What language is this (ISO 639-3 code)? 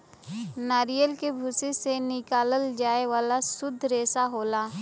bho